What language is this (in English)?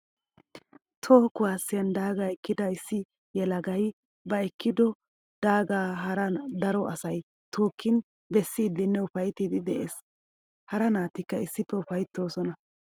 Wolaytta